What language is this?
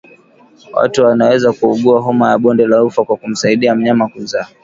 Swahili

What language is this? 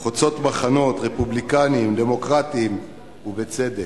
Hebrew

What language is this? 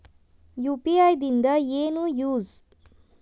Kannada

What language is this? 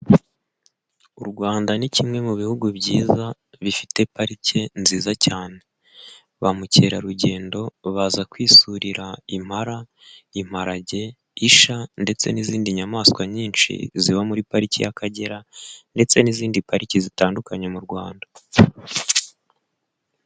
Kinyarwanda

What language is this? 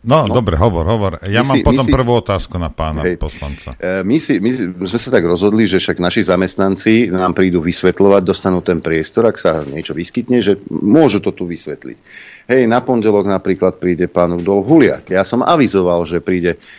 Slovak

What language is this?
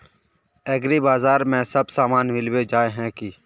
Magahi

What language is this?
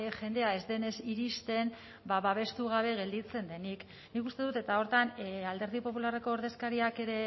Basque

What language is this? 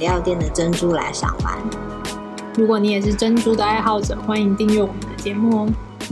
Chinese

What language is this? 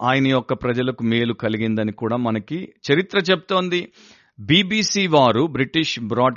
Telugu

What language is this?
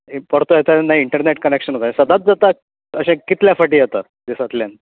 Konkani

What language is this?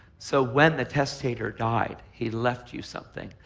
English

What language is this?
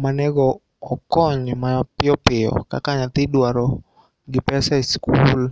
Luo (Kenya and Tanzania)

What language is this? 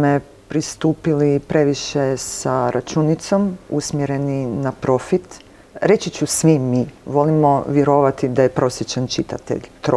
Croatian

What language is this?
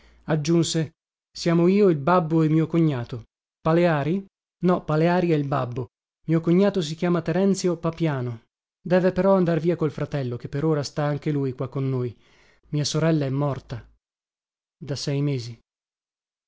Italian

